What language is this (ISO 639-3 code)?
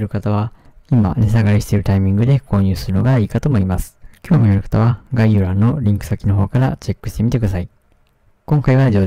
jpn